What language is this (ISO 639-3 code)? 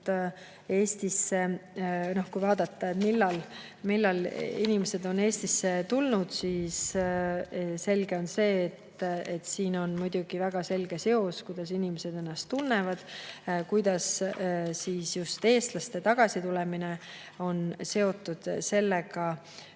est